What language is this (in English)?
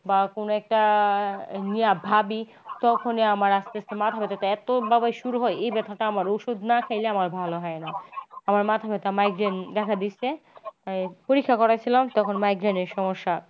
Bangla